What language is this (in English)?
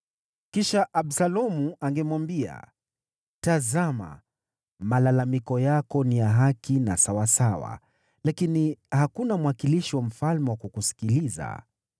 Swahili